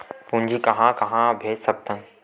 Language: Chhattisgarhi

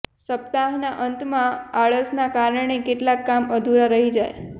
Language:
Gujarati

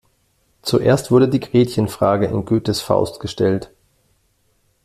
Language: German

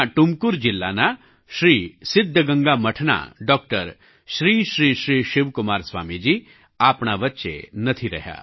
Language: Gujarati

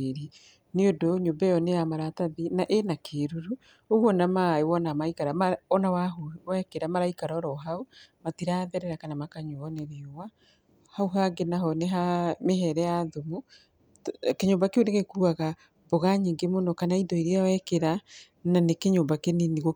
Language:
Kikuyu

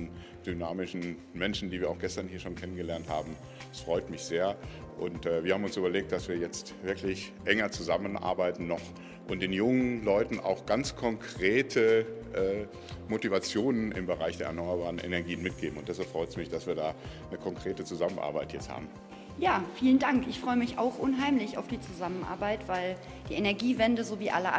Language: German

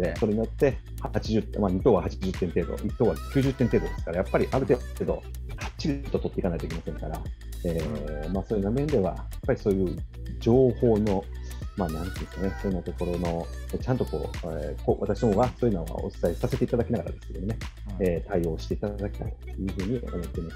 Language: Japanese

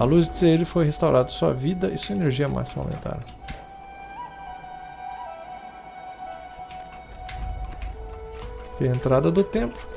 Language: Portuguese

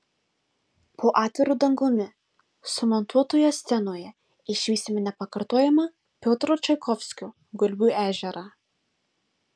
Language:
Lithuanian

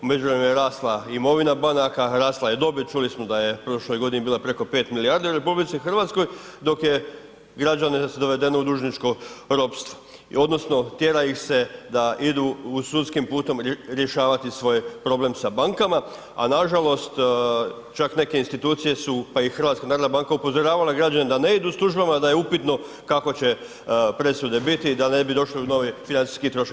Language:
Croatian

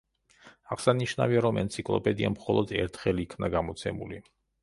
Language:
Georgian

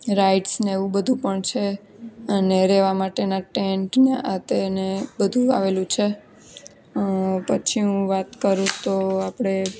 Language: Gujarati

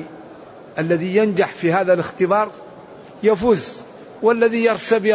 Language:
Arabic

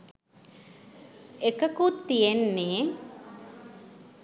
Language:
Sinhala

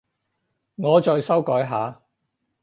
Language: Cantonese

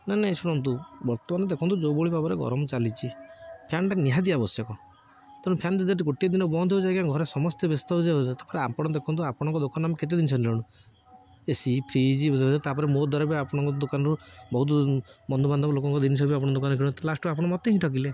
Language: Odia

